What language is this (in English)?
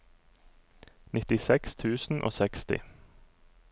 Norwegian